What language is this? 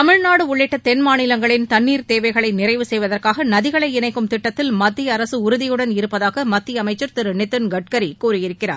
Tamil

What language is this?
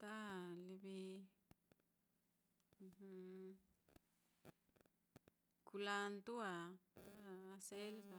Mitlatongo Mixtec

